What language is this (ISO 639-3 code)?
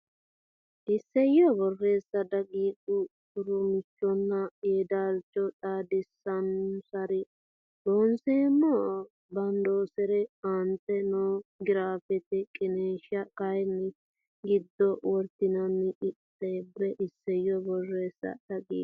sid